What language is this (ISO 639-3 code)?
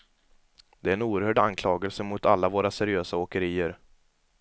swe